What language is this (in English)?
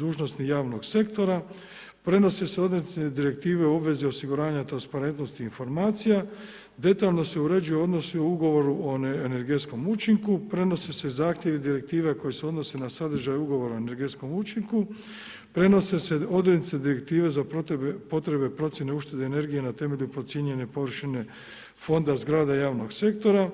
Croatian